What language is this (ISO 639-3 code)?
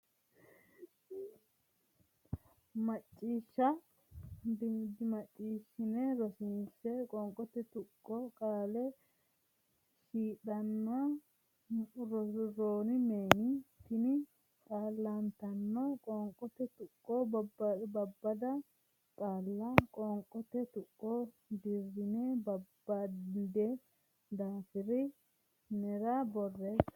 sid